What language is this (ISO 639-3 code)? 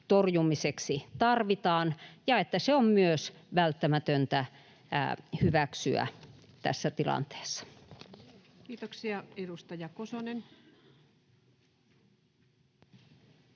fin